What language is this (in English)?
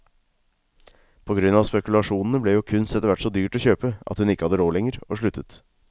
Norwegian